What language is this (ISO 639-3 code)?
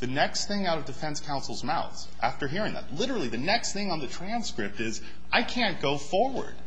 eng